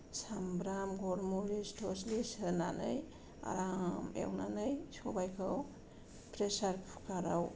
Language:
Bodo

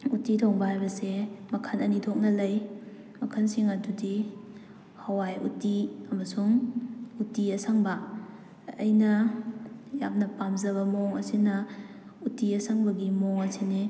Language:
Manipuri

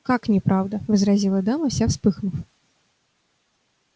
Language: Russian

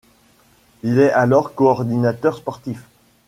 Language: French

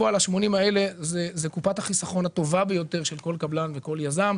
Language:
Hebrew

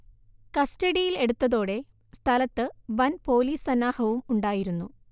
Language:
Malayalam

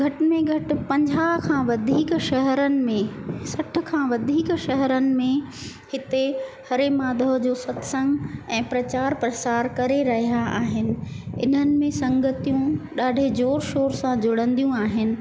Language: Sindhi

